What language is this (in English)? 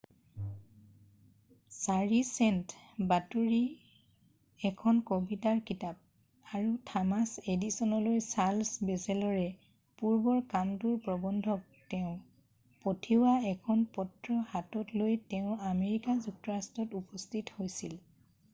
Assamese